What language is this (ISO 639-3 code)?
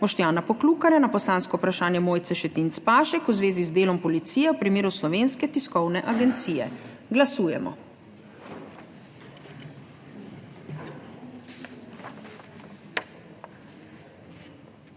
slv